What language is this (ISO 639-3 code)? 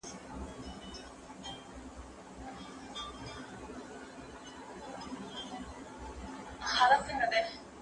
pus